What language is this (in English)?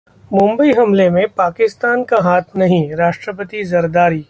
Hindi